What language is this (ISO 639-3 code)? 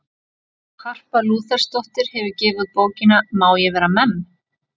isl